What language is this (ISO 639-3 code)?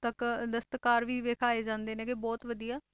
pan